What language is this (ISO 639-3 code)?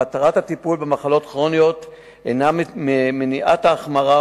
heb